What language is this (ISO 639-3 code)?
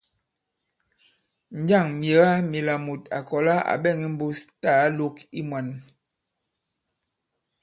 abb